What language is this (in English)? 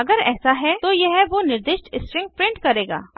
Hindi